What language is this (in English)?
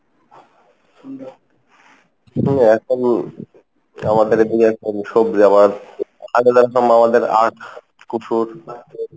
Bangla